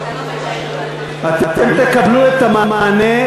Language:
Hebrew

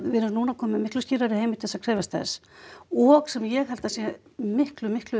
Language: Icelandic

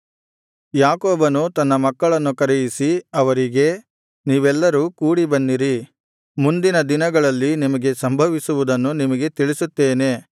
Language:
Kannada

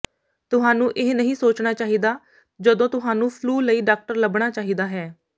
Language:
Punjabi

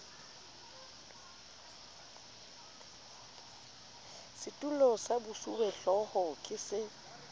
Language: Southern Sotho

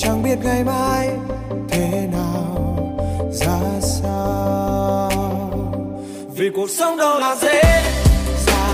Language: Vietnamese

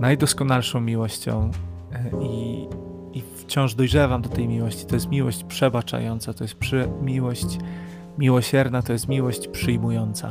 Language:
Polish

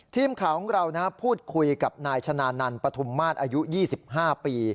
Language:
Thai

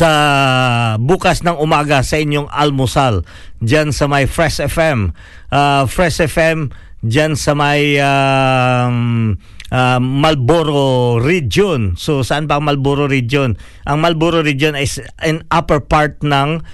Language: Filipino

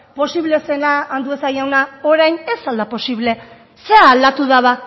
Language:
Basque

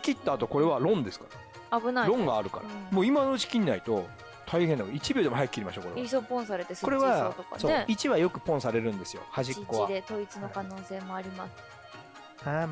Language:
Japanese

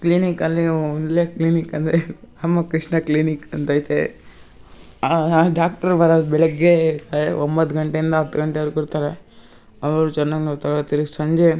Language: Kannada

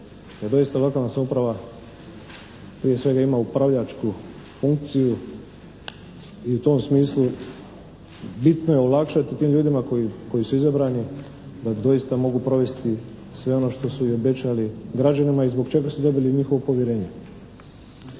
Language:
Croatian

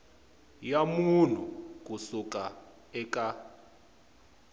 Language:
Tsonga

